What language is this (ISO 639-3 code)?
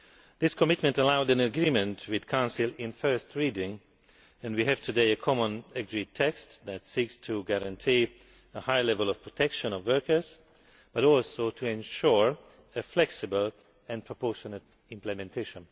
eng